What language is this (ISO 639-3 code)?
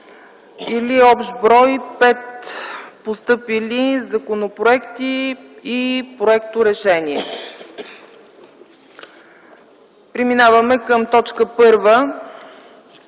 bul